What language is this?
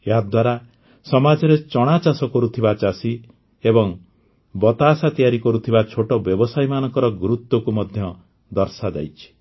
Odia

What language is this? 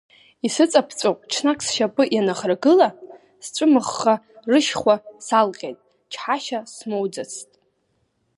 Abkhazian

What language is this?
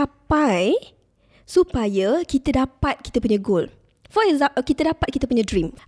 Malay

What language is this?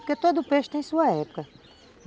Portuguese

